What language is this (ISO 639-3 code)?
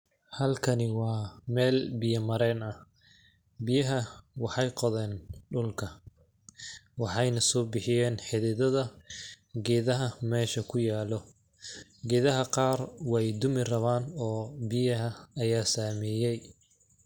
som